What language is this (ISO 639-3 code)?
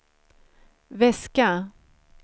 swe